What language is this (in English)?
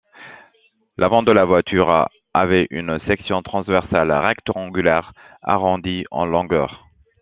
French